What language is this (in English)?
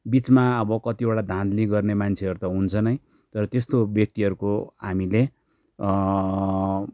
Nepali